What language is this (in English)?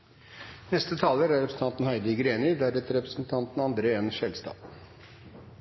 Norwegian